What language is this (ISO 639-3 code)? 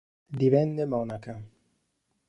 ita